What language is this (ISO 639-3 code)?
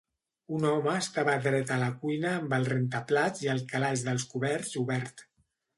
cat